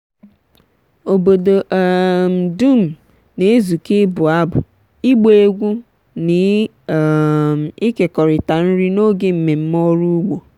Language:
Igbo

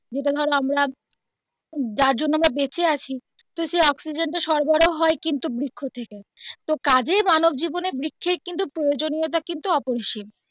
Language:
Bangla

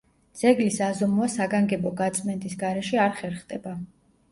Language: Georgian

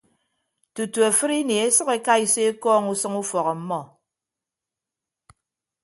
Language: Ibibio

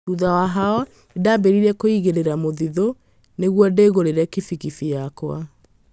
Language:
Kikuyu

